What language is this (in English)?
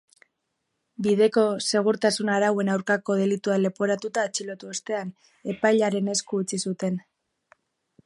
Basque